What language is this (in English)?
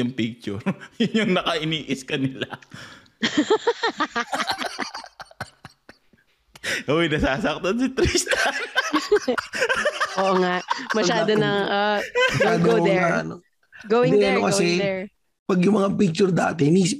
Filipino